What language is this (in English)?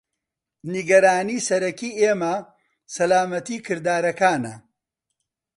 Central Kurdish